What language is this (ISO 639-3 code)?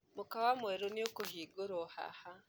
kik